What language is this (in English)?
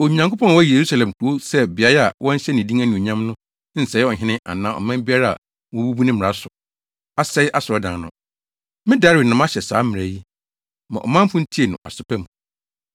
Akan